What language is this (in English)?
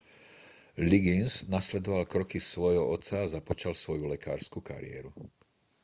Slovak